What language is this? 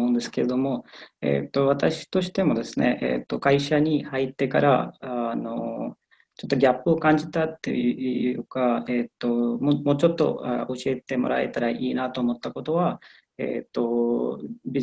Japanese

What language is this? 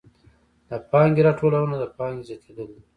Pashto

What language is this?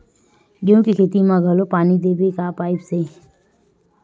Chhattisgarhi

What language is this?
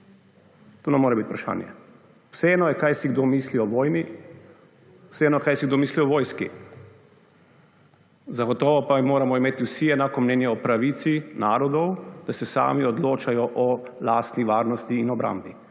Slovenian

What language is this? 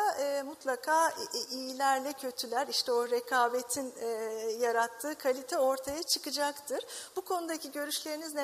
Turkish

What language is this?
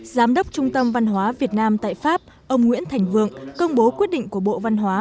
Vietnamese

